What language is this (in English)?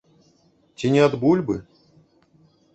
Belarusian